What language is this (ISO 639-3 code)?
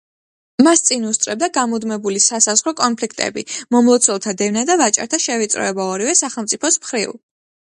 kat